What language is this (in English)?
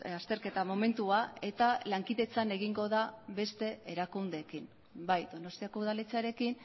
Basque